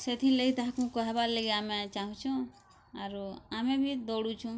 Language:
Odia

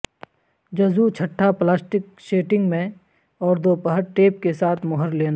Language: Urdu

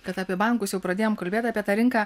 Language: Lithuanian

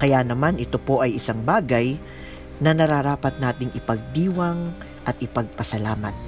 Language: Filipino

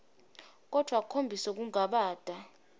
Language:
Swati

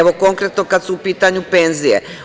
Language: Serbian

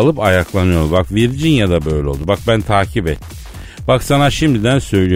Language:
Turkish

